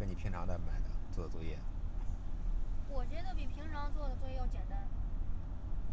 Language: Chinese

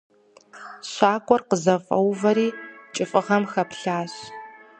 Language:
Kabardian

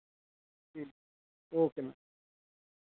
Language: Dogri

